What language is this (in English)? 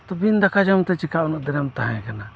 Santali